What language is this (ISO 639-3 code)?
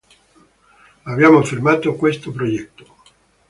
ita